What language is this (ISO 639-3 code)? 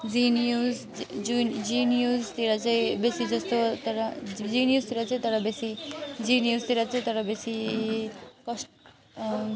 nep